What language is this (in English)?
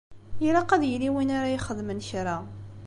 Kabyle